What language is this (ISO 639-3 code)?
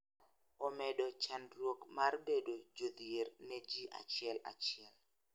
luo